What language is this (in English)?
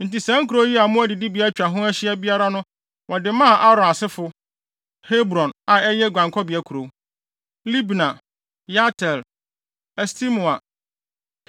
Akan